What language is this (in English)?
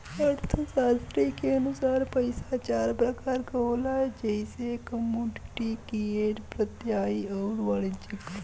Bhojpuri